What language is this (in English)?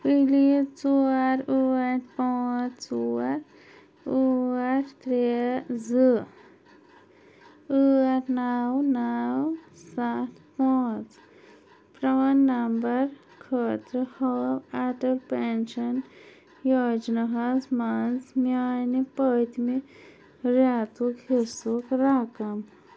Kashmiri